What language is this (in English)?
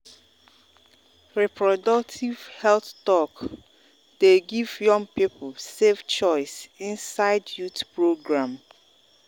Nigerian Pidgin